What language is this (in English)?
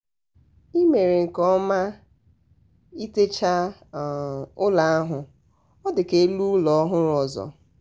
Igbo